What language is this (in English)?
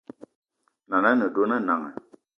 Eton (Cameroon)